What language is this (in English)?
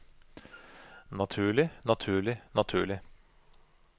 Norwegian